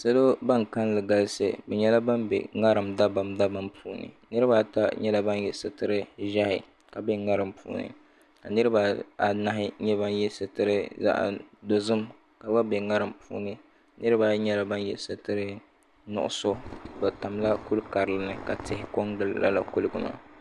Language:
Dagbani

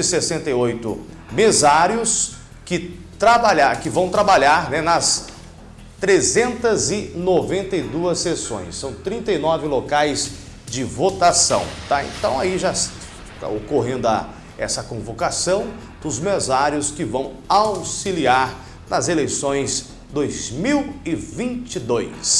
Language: Portuguese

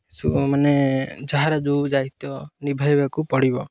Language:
Odia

